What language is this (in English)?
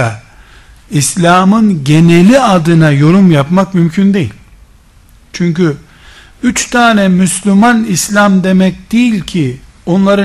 Turkish